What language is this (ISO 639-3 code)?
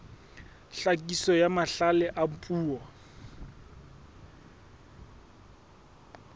sot